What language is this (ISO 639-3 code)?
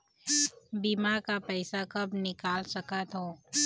hne